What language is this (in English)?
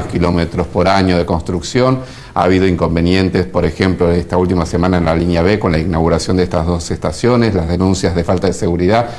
Spanish